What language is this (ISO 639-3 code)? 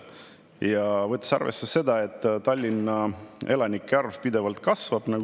est